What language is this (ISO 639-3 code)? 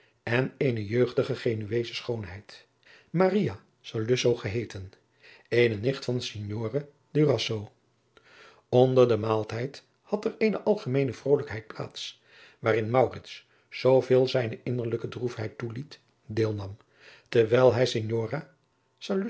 nld